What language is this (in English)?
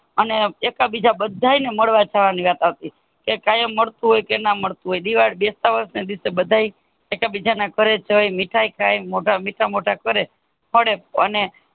Gujarati